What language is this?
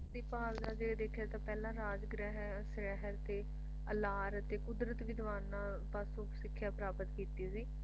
Punjabi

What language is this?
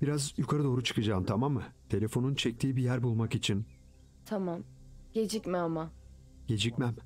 Turkish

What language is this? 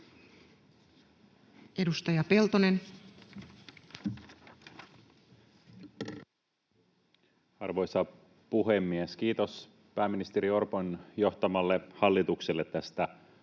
Finnish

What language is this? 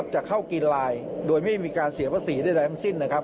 Thai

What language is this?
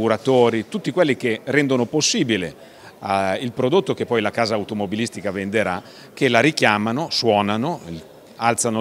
Italian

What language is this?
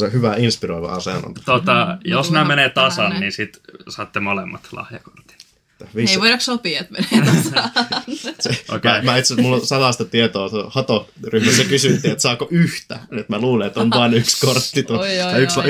Finnish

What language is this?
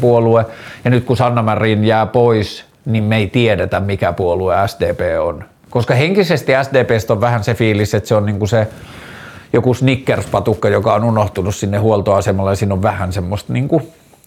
Finnish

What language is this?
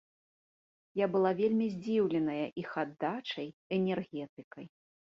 Belarusian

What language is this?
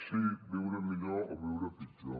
Catalan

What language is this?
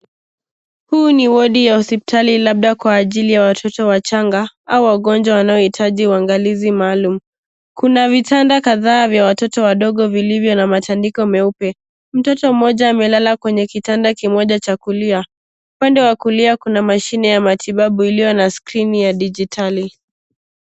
Swahili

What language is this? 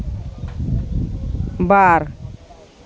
Santali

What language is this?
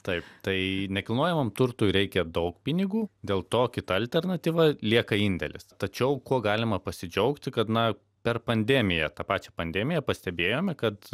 Lithuanian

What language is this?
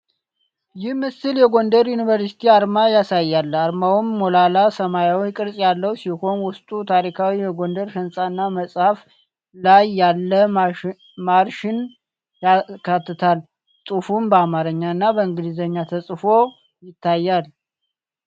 Amharic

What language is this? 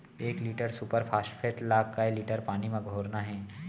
Chhattisgarhi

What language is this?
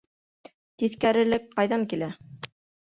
Bashkir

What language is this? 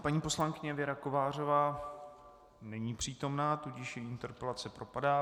Czech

